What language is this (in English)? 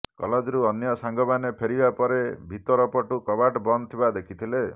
Odia